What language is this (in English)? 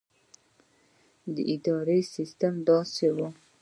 Pashto